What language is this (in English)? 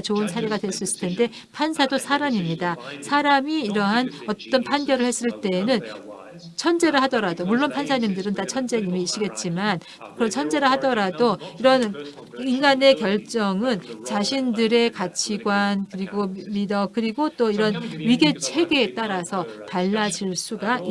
Korean